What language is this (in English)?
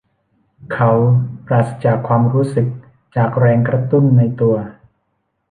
Thai